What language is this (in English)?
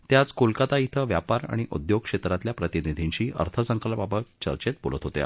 Marathi